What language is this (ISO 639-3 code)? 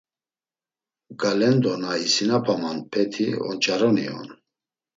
lzz